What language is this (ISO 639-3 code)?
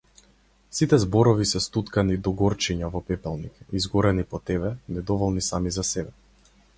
mkd